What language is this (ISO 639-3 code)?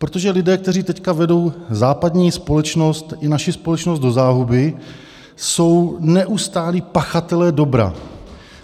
ces